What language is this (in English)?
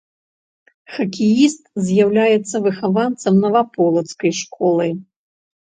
Belarusian